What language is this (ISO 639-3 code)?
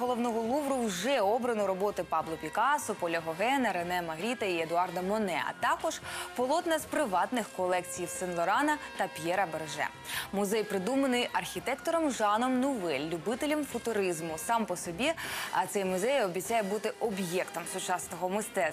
ukr